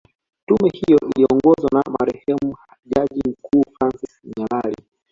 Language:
Swahili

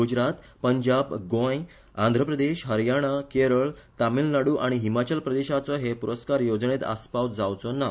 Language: Konkani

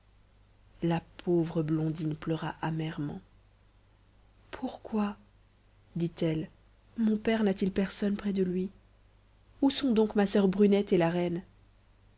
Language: French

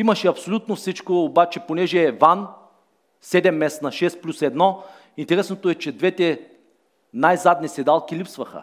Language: Bulgarian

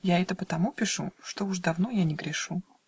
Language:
Russian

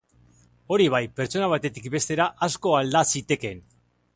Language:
Basque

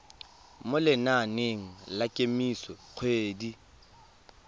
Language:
Tswana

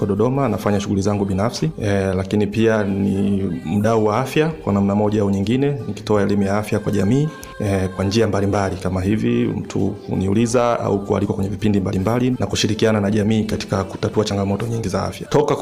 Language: Swahili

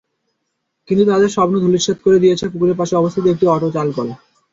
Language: Bangla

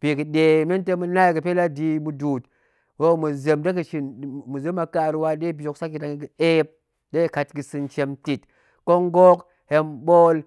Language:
Goemai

